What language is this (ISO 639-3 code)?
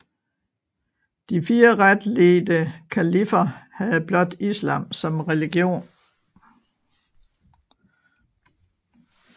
dan